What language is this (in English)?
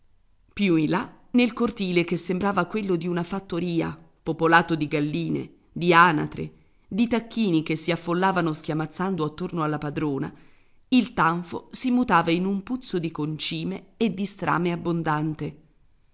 Italian